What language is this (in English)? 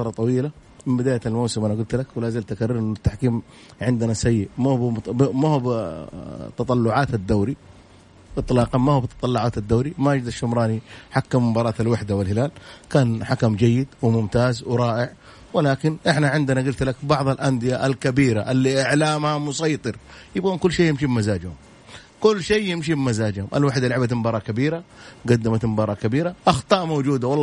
Arabic